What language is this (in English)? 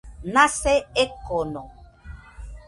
Nüpode Huitoto